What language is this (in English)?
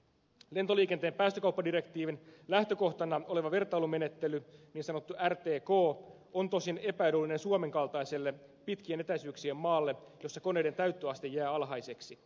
Finnish